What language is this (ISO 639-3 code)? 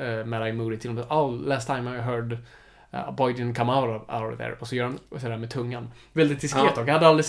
swe